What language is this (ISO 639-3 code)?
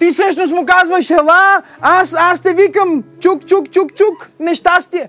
bul